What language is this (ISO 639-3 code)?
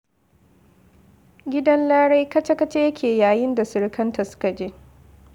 hau